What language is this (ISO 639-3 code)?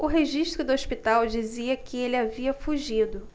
por